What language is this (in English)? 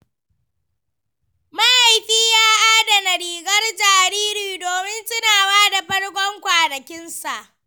Hausa